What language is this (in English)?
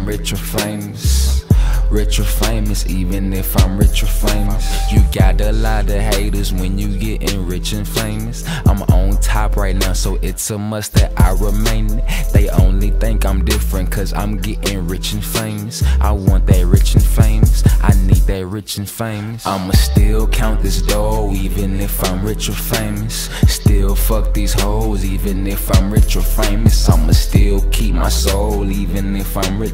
English